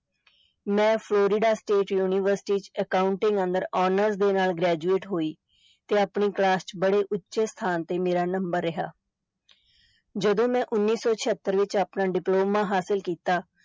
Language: Punjabi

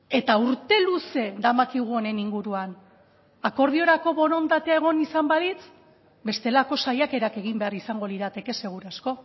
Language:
Basque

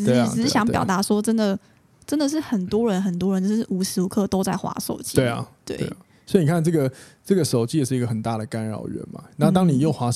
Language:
Chinese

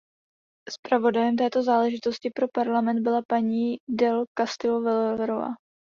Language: Czech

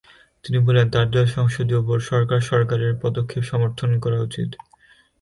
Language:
Bangla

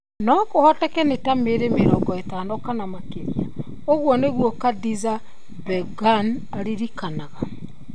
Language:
Kikuyu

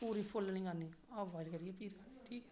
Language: Dogri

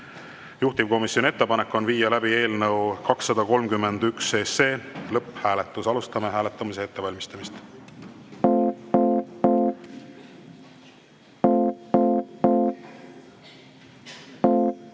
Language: Estonian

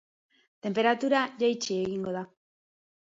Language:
Basque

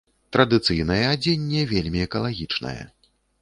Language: Belarusian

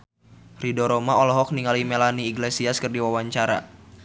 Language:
Sundanese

